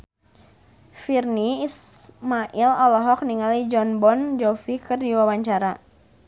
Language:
Sundanese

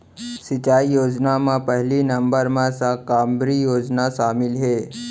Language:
Chhattisgarhi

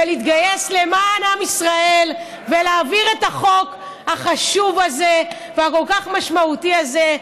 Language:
Hebrew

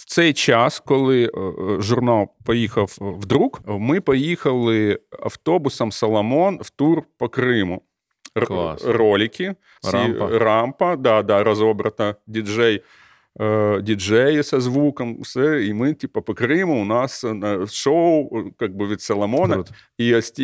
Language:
Ukrainian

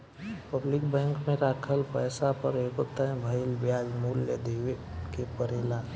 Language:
Bhojpuri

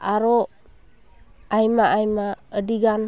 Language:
Santali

